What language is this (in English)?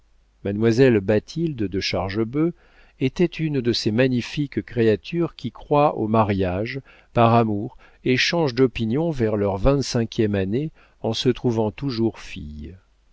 French